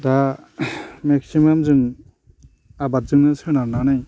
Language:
Bodo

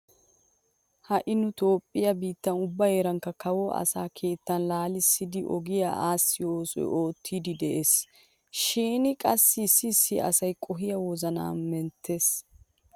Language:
Wolaytta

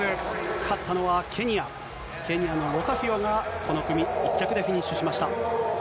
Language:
Japanese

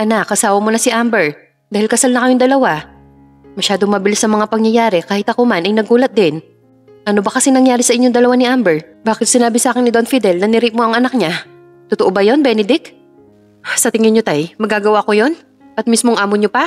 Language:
Filipino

